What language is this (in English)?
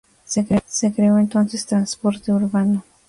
Spanish